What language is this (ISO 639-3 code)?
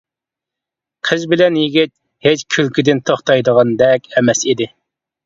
uig